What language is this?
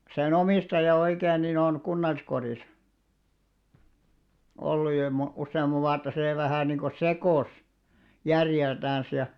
Finnish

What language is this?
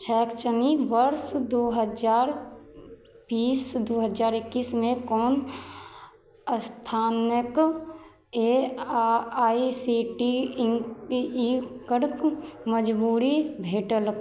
Maithili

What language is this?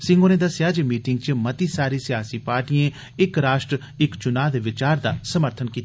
Dogri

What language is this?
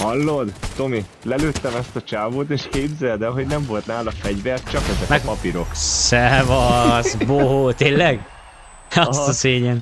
Hungarian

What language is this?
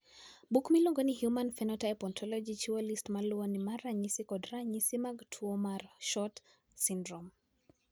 Luo (Kenya and Tanzania)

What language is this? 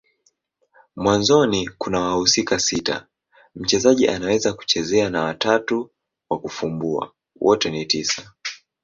Swahili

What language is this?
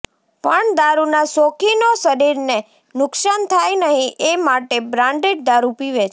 Gujarati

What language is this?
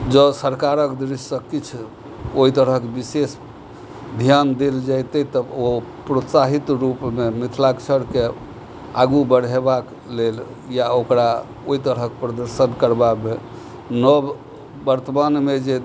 Maithili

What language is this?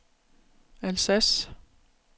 Danish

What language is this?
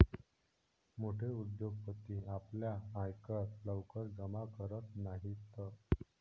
Marathi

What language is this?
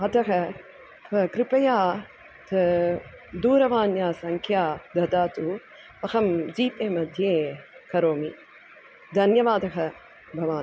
Sanskrit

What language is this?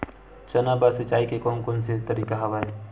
Chhattisgarhi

